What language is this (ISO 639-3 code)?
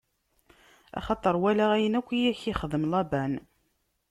kab